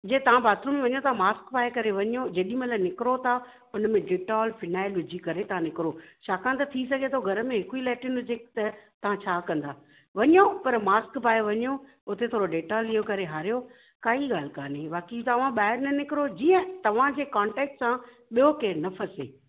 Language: Sindhi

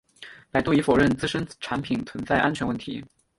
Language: Chinese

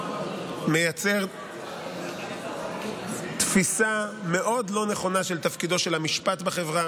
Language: Hebrew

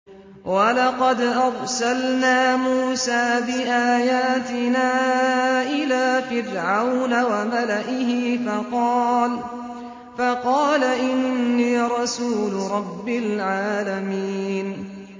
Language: Arabic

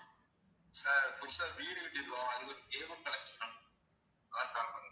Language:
Tamil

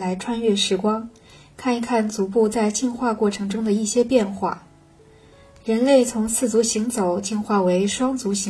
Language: Chinese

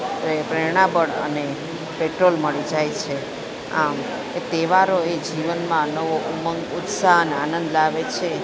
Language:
Gujarati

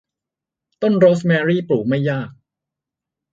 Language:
Thai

